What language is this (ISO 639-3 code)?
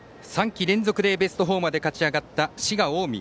jpn